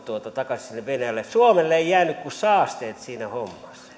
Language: Finnish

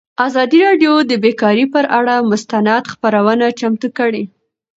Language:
Pashto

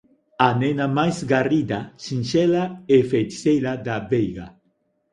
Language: Galician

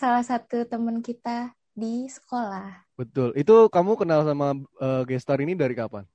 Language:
Indonesian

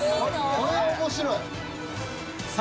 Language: Japanese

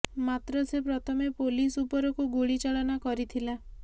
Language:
Odia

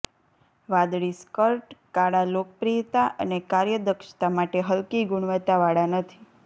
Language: Gujarati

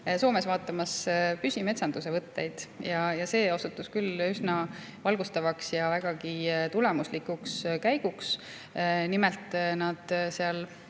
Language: Estonian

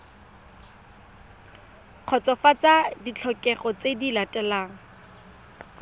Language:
Tswana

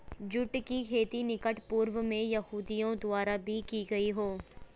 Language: Hindi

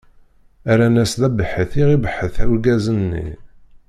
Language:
Kabyle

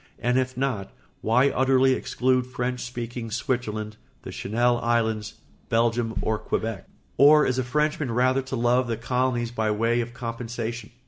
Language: English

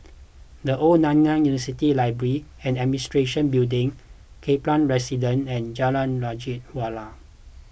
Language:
English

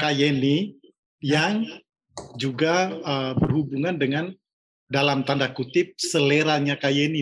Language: Indonesian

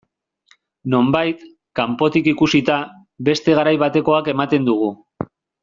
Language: Basque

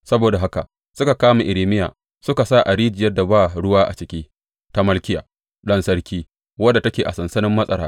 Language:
Hausa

